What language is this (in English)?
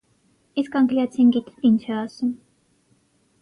Armenian